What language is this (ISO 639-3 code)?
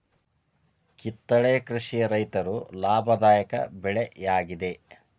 kan